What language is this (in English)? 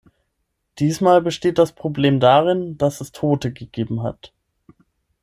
German